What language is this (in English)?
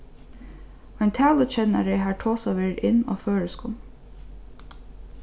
Faroese